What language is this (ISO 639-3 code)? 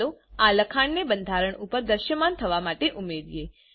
guj